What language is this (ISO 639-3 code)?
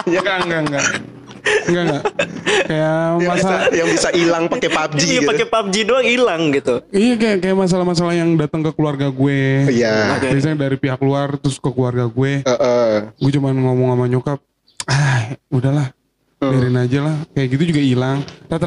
ind